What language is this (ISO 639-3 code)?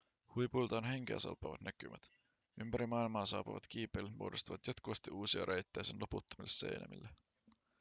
fin